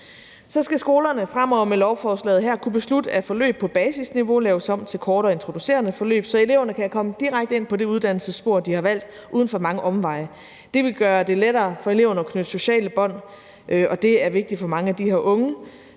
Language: Danish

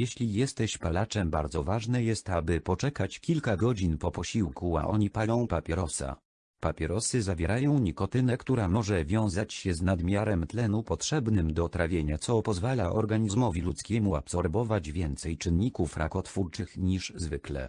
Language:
Polish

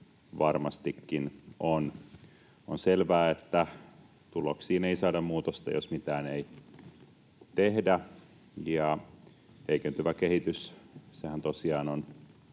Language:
Finnish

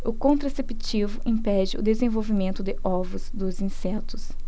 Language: Portuguese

